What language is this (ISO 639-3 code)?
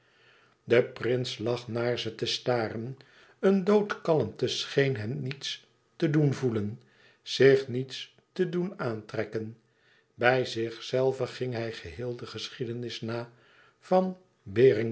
nld